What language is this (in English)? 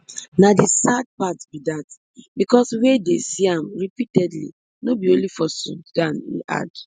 Nigerian Pidgin